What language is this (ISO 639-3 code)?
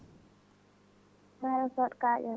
ful